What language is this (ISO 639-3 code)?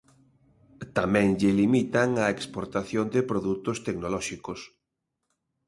glg